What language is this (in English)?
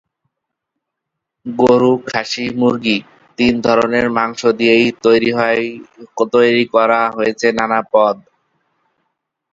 Bangla